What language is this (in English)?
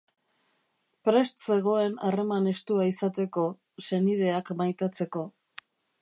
Basque